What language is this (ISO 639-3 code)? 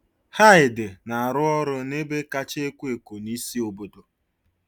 ibo